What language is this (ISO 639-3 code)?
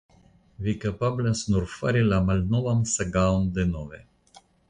epo